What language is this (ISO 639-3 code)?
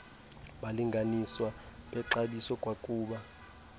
xho